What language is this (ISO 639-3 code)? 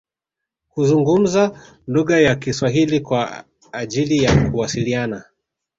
swa